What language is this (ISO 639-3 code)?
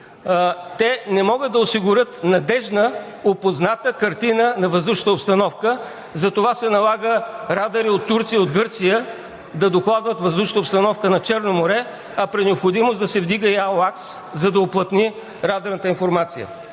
bul